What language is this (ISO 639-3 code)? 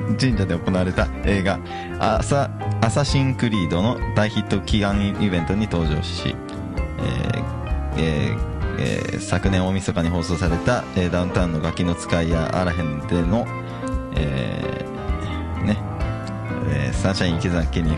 jpn